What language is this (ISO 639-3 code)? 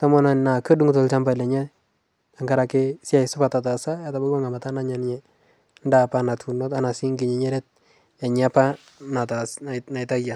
mas